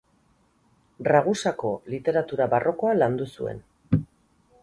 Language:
Basque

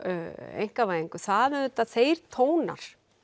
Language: Icelandic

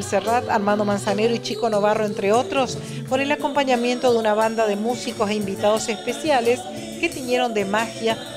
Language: Spanish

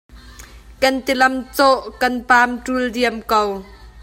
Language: Hakha Chin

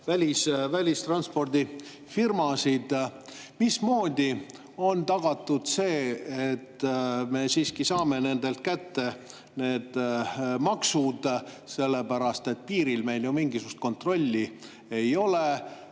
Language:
Estonian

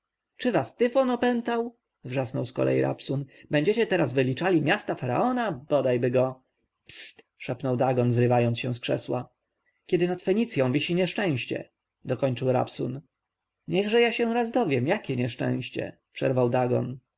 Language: Polish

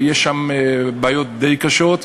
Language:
Hebrew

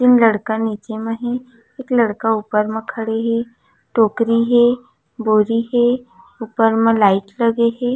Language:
Chhattisgarhi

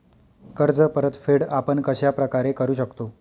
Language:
Marathi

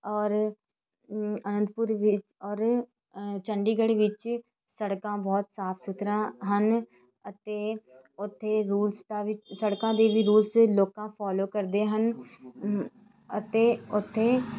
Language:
Punjabi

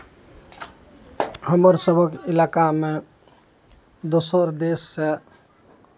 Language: Maithili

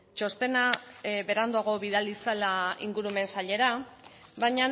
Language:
Basque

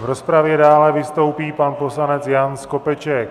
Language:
Czech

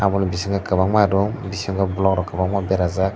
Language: Kok Borok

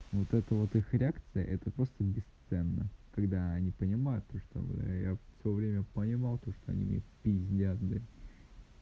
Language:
Russian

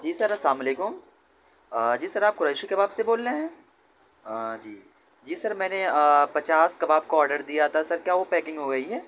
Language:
Urdu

